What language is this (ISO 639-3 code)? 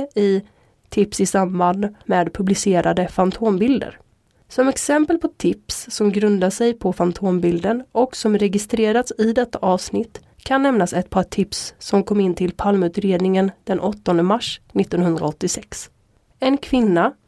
swe